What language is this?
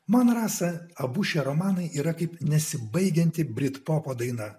Lithuanian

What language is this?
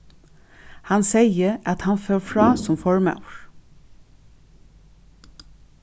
Faroese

